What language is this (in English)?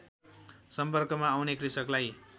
Nepali